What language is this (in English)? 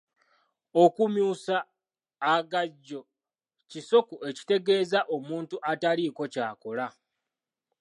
Ganda